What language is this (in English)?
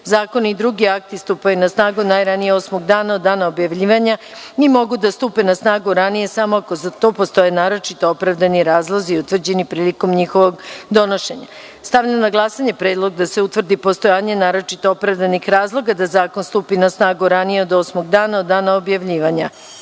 Serbian